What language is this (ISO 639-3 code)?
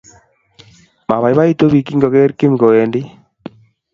kln